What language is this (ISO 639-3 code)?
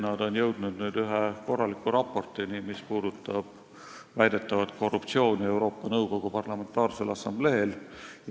est